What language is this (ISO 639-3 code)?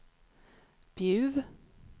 swe